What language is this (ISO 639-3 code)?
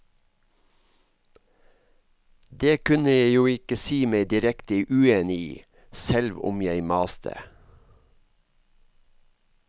nor